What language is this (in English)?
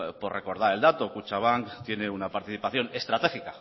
Spanish